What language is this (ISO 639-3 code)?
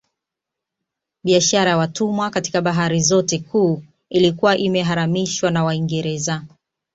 swa